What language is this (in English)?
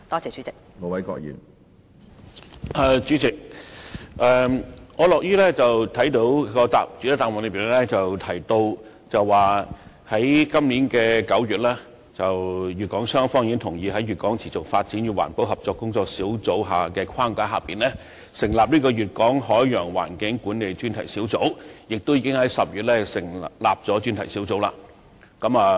Cantonese